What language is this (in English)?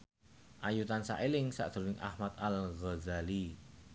Javanese